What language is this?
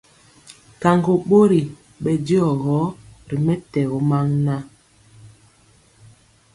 Mpiemo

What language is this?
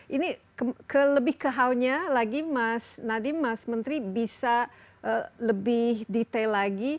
Indonesian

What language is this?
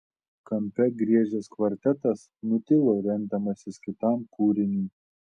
Lithuanian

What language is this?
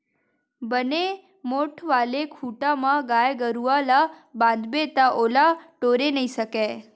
Chhattisgarhi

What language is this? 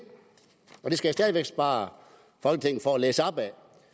Danish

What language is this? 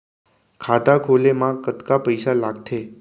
Chhattisgarhi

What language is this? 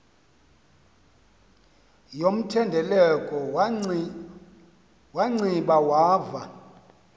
Xhosa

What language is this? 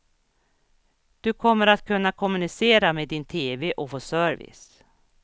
Swedish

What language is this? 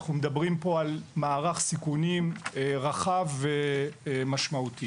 Hebrew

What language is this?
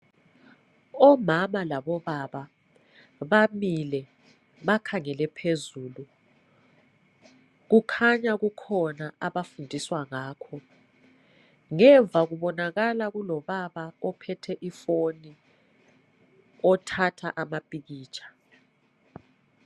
North Ndebele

